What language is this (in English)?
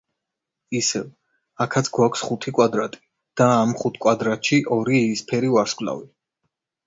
Georgian